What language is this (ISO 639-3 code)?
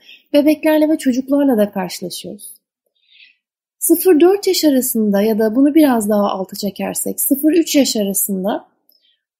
tur